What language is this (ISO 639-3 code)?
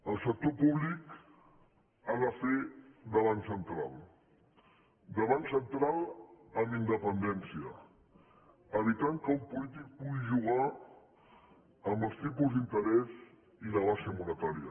cat